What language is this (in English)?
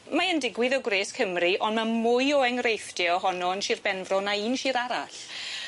Welsh